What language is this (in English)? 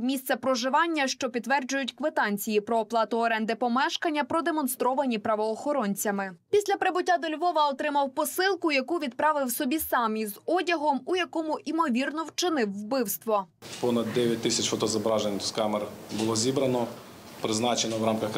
Ukrainian